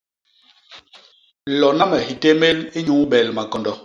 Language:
Basaa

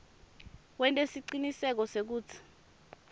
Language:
Swati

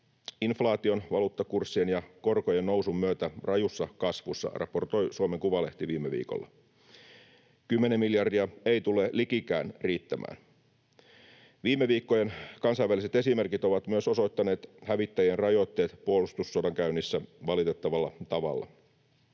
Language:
Finnish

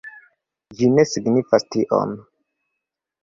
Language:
Esperanto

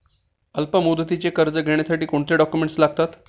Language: Marathi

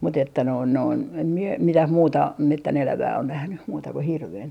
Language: Finnish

